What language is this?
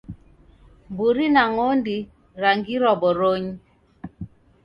Taita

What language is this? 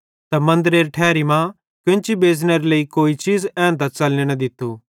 Bhadrawahi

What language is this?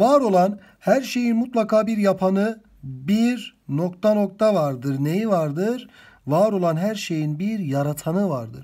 Turkish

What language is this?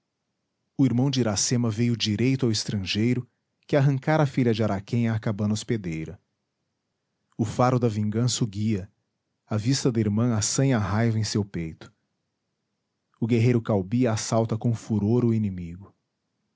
Portuguese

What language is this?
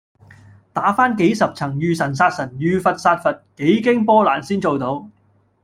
Cantonese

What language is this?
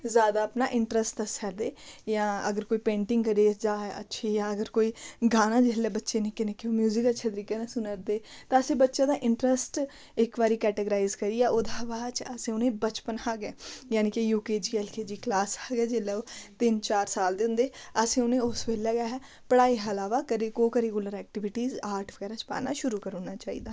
Dogri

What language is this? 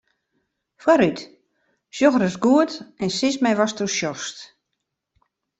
Western Frisian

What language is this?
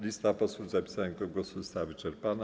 Polish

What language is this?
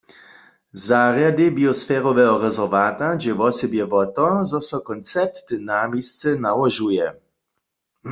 Upper Sorbian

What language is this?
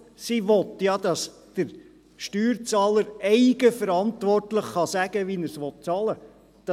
Swiss German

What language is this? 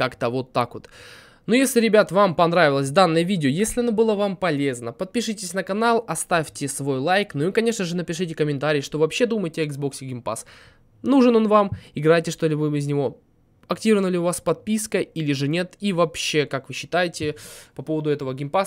Russian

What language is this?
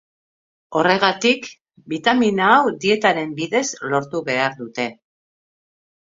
Basque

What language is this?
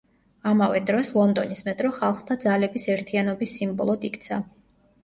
Georgian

